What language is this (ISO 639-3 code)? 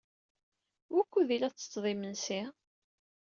kab